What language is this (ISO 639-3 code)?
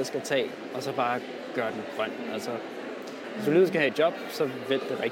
dan